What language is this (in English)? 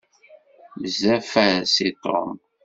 Kabyle